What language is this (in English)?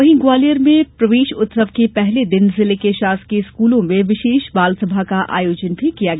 Hindi